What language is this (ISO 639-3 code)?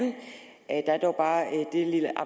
dan